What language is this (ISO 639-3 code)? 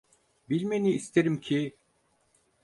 tur